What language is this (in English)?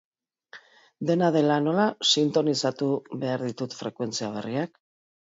Basque